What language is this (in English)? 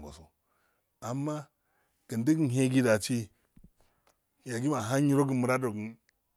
Afade